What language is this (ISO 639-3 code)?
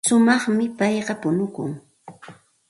qxt